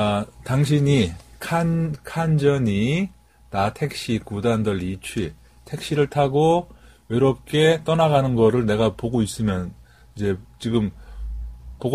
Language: Korean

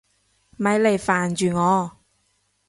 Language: Cantonese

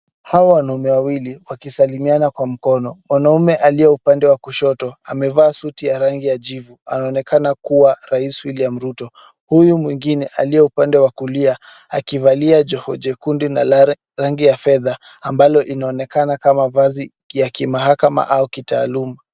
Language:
Swahili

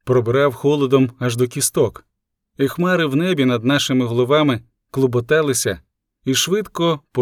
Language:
Ukrainian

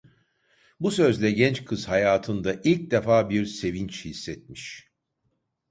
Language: Turkish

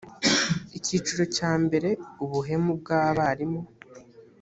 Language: Kinyarwanda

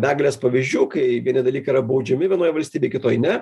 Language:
Lithuanian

